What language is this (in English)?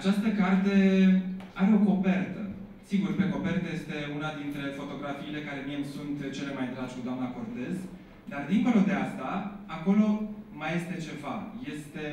Romanian